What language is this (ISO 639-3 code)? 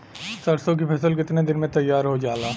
bho